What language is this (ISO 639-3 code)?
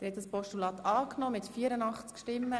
gsw